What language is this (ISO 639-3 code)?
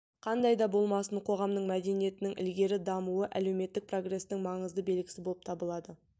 kaz